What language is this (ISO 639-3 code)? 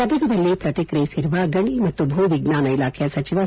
kan